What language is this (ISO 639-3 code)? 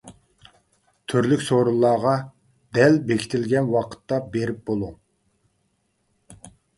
uig